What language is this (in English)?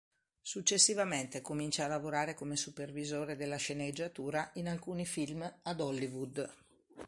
Italian